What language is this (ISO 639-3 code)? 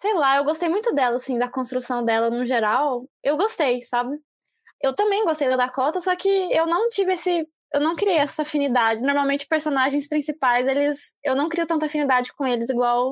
por